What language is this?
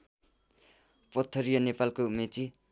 Nepali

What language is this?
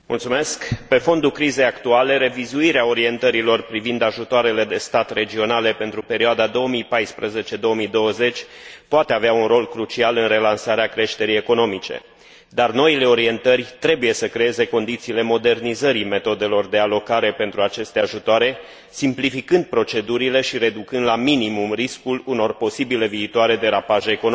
Romanian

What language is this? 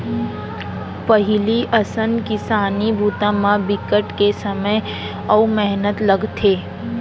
Chhattisgarhi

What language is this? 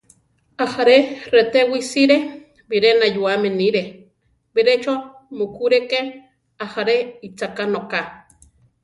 Central Tarahumara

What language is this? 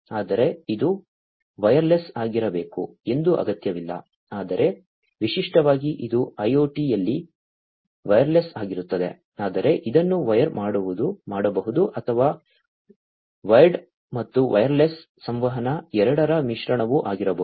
Kannada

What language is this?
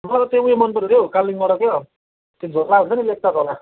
Nepali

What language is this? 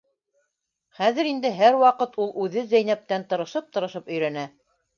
Bashkir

